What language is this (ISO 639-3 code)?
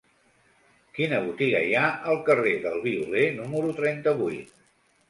cat